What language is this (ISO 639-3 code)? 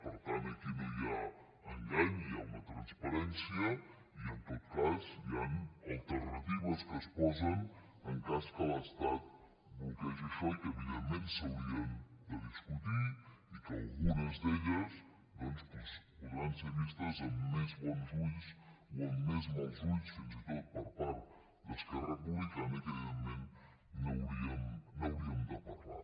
cat